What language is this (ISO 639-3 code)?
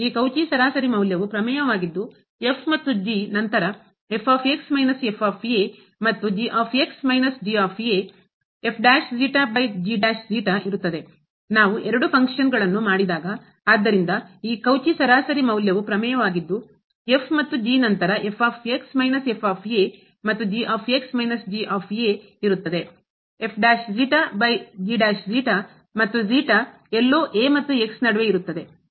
kan